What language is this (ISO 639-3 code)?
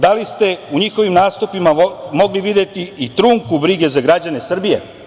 srp